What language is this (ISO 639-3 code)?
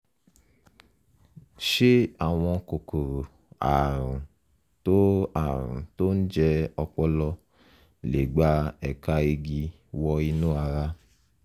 yor